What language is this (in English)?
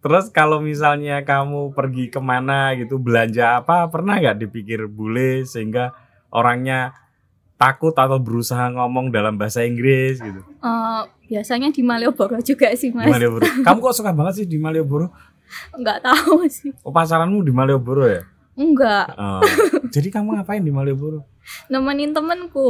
Indonesian